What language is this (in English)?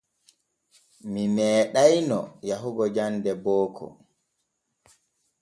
Borgu Fulfulde